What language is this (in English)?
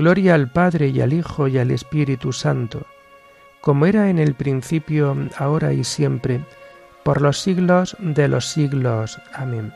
Spanish